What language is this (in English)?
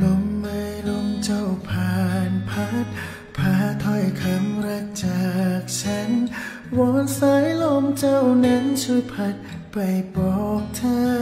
Thai